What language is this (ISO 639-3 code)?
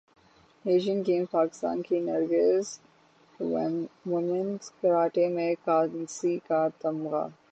urd